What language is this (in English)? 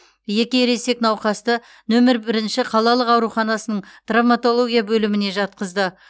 Kazakh